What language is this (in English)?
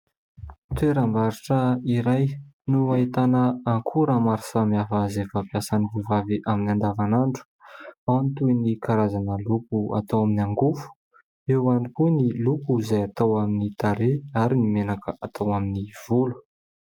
Malagasy